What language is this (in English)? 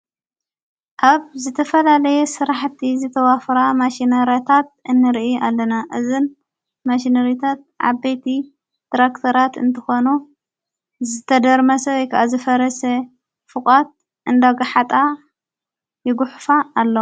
Tigrinya